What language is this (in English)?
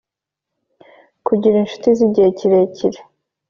Kinyarwanda